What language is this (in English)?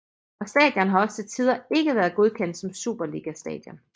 Danish